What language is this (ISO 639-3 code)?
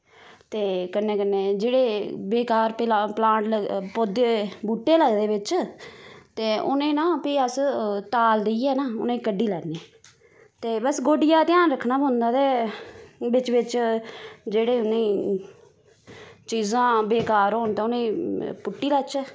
doi